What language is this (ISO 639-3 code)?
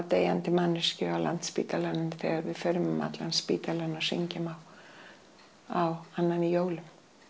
isl